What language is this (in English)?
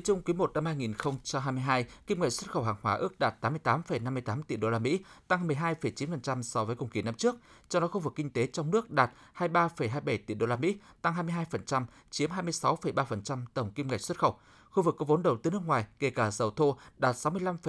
Vietnamese